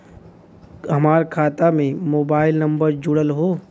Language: Bhojpuri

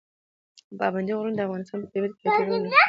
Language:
Pashto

